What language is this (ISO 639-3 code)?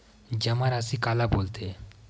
hne